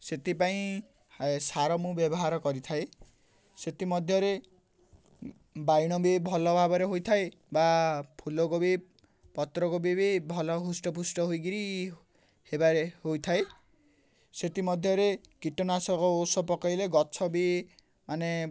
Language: Odia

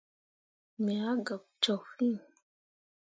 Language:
Mundang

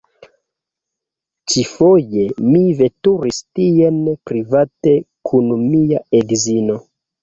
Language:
Esperanto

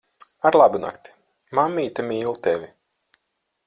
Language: Latvian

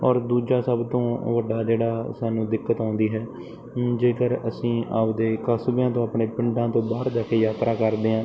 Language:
Punjabi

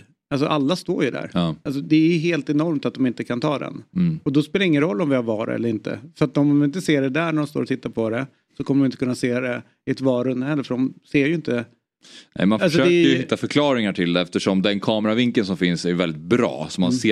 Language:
Swedish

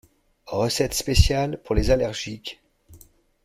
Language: French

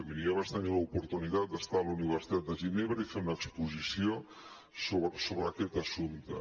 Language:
Catalan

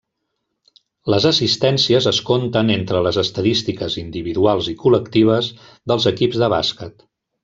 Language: Catalan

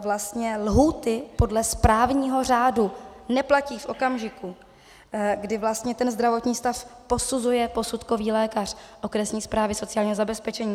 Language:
Czech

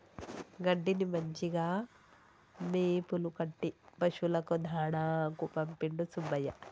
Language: Telugu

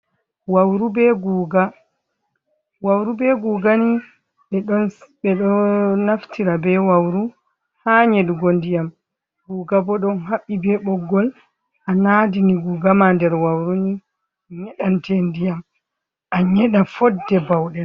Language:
Fula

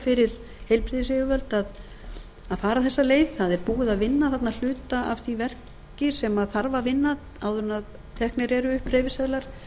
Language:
Icelandic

